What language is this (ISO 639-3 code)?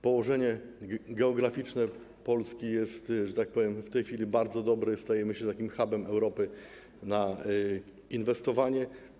pol